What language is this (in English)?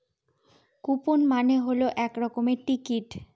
Bangla